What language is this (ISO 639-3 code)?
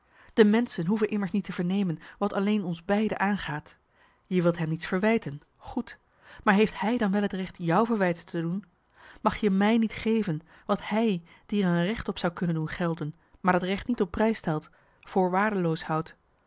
nld